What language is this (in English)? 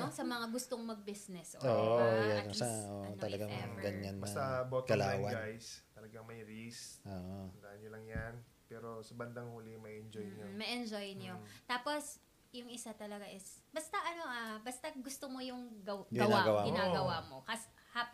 Filipino